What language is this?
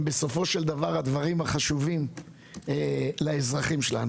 Hebrew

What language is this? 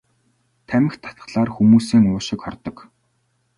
Mongolian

